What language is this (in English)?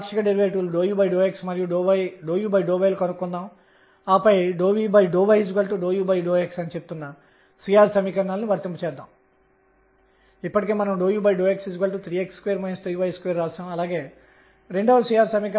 Telugu